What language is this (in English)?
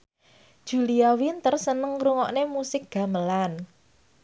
Javanese